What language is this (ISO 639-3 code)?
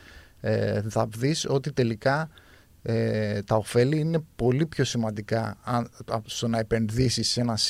ell